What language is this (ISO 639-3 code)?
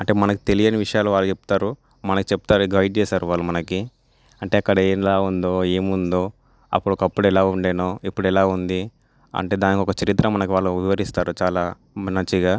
tel